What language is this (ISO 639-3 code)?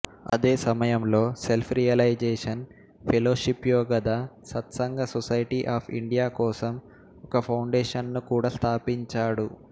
tel